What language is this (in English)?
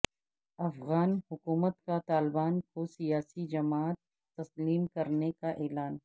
Urdu